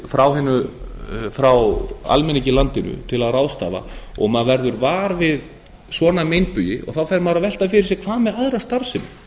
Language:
Icelandic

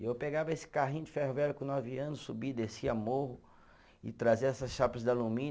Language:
Portuguese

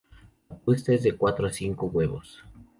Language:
Spanish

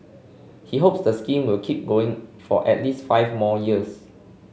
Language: English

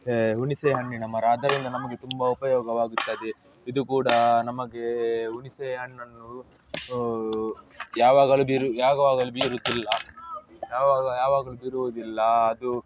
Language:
Kannada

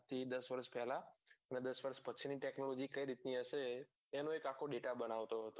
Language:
Gujarati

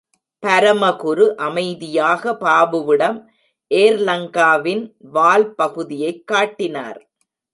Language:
Tamil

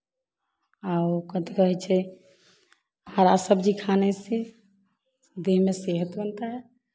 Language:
Hindi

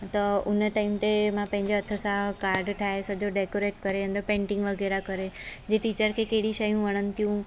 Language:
Sindhi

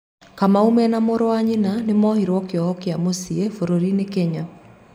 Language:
Kikuyu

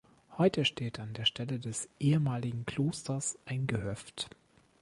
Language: German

